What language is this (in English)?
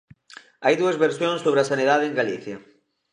Galician